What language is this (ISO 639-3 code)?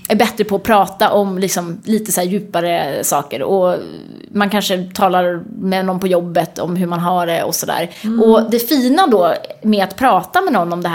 swe